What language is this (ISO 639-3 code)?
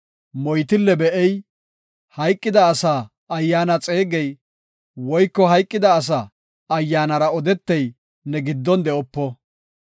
gof